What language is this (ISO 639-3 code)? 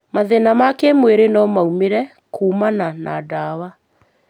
kik